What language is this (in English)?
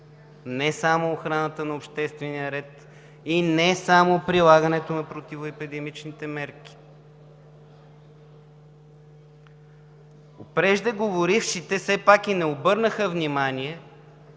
Bulgarian